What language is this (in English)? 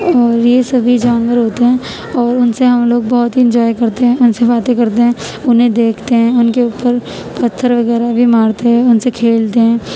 Urdu